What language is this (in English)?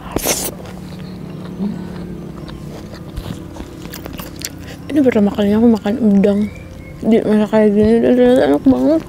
Indonesian